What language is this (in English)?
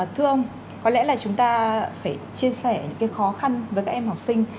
Vietnamese